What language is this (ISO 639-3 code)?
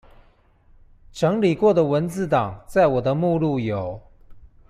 zho